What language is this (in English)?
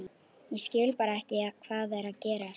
Icelandic